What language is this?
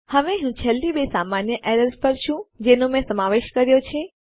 Gujarati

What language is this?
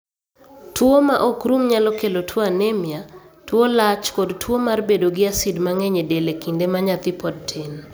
Luo (Kenya and Tanzania)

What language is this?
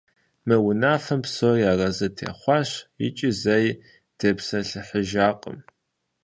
Kabardian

